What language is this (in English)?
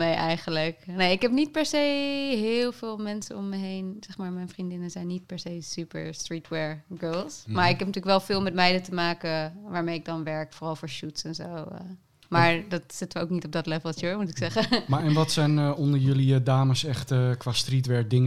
Dutch